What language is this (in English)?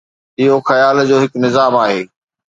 Sindhi